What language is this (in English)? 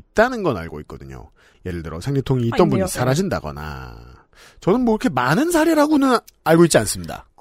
Korean